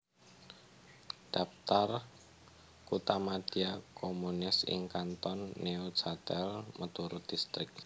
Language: Javanese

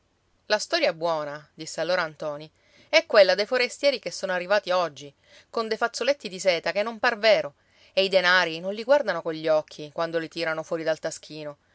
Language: Italian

